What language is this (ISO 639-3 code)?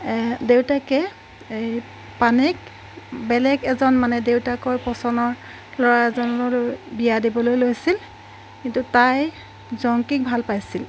asm